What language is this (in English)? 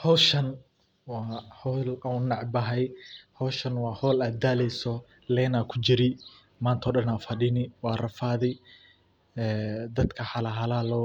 Somali